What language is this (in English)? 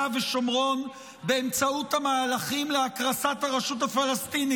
Hebrew